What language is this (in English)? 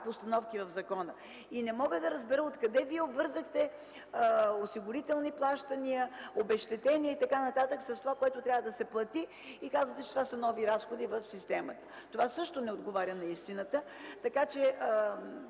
Bulgarian